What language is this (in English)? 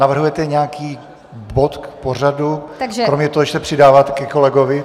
Czech